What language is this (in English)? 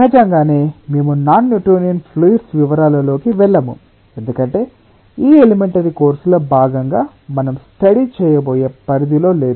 Telugu